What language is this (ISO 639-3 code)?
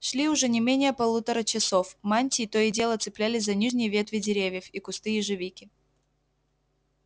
rus